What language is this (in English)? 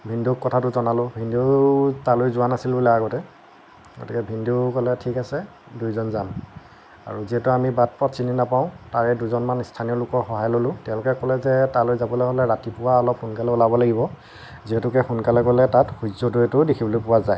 Assamese